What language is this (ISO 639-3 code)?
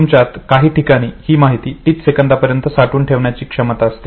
mar